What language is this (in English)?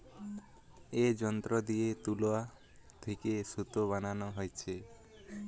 Bangla